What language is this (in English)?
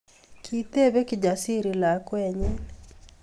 Kalenjin